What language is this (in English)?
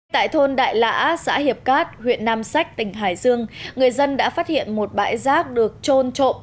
Vietnamese